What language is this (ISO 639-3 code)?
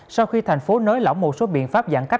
vie